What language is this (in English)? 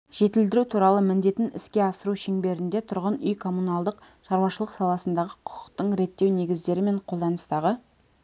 Kazakh